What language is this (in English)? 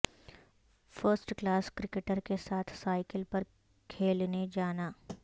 Urdu